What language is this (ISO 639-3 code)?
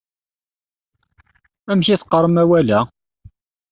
kab